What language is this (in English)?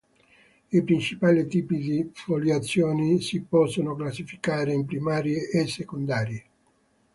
Italian